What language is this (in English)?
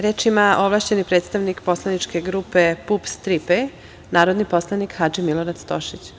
Serbian